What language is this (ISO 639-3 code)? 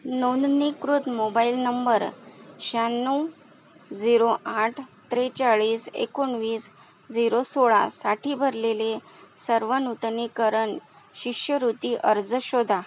mar